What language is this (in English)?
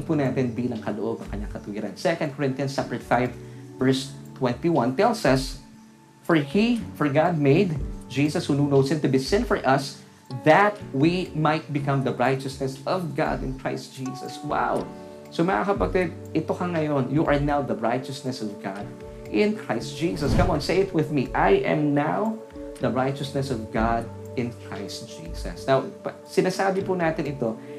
Filipino